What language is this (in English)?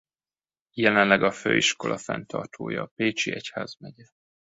Hungarian